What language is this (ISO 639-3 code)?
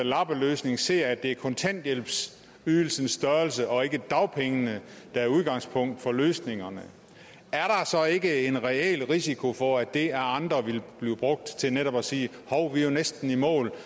dan